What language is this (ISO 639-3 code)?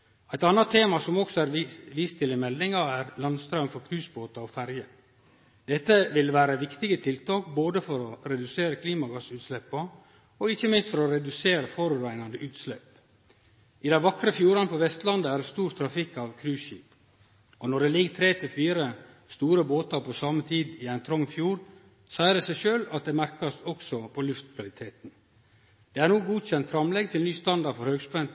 nno